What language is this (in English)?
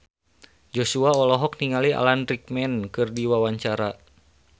Sundanese